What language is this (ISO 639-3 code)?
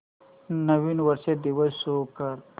mar